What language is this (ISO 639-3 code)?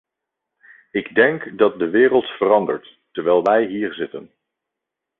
nld